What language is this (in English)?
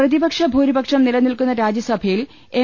Malayalam